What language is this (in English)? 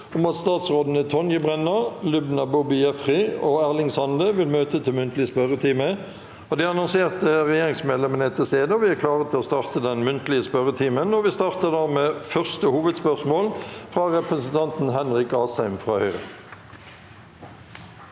Norwegian